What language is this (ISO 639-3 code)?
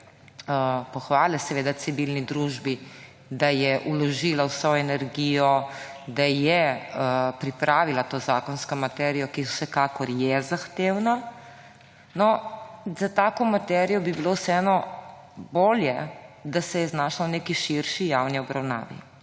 slv